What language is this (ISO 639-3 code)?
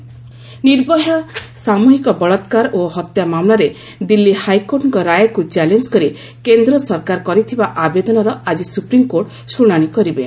ori